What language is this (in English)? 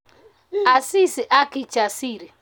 Kalenjin